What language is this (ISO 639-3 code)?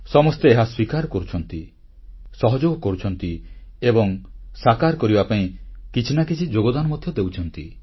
ori